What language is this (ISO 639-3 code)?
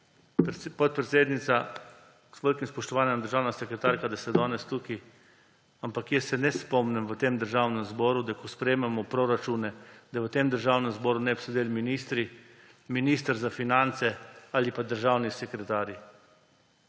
slv